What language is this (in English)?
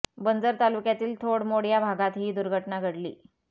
Marathi